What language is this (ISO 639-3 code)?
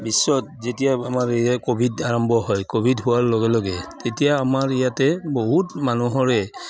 asm